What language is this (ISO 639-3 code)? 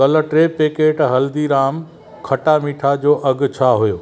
snd